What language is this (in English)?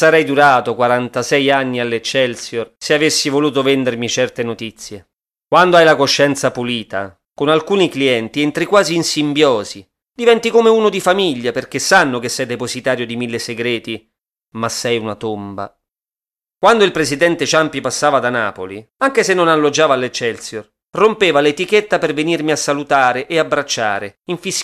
Italian